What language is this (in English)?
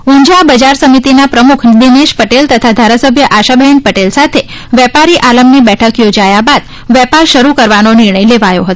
Gujarati